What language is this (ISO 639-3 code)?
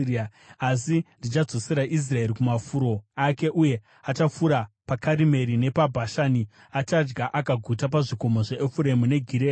sna